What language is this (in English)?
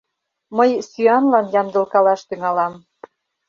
Mari